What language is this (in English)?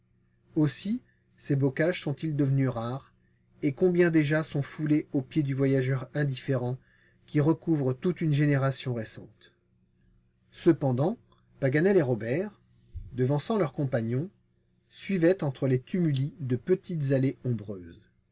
French